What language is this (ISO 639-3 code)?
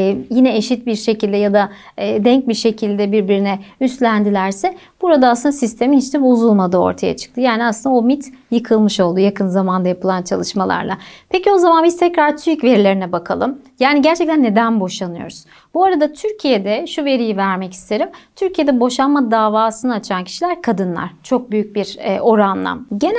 tur